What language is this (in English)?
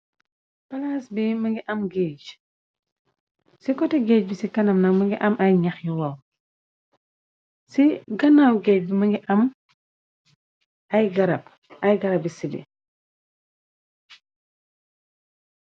Wolof